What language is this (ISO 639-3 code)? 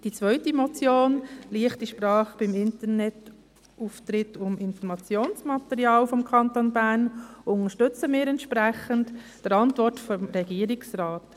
gsw